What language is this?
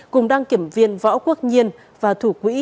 Vietnamese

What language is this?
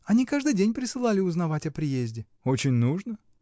Russian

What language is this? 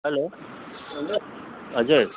Nepali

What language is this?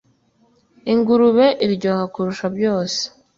Kinyarwanda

